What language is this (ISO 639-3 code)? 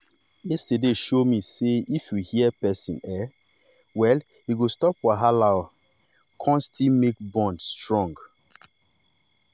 pcm